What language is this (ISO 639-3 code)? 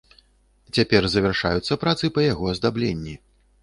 bel